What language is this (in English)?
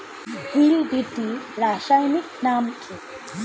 Bangla